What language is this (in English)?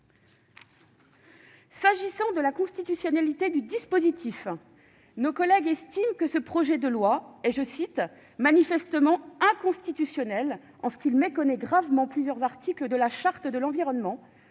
French